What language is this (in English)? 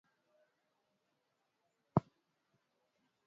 Swahili